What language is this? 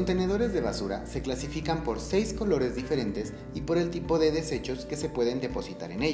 Spanish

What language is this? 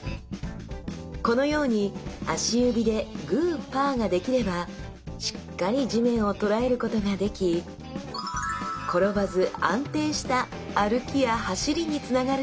Japanese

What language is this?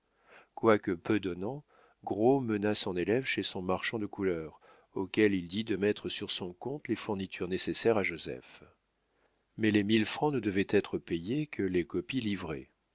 French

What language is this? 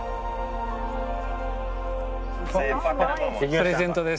Japanese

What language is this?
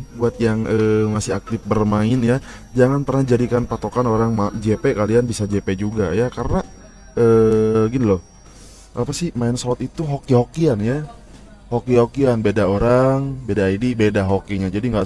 Indonesian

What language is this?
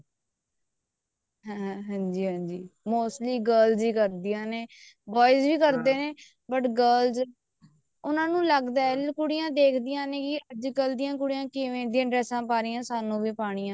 Punjabi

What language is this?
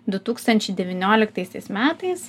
Lithuanian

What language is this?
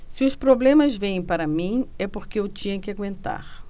Portuguese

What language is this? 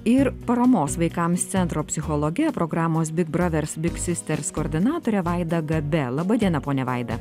Lithuanian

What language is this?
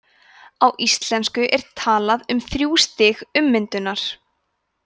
Icelandic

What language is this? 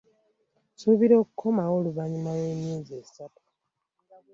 Ganda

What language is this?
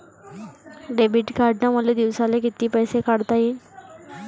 Marathi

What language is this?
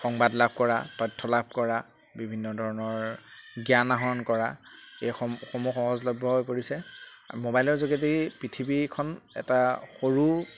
Assamese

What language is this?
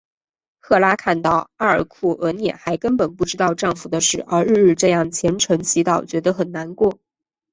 Chinese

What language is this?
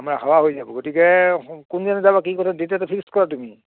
Assamese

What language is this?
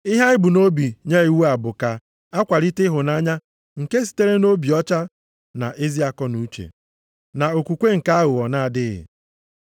Igbo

